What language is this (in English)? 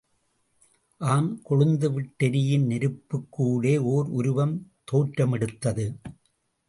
Tamil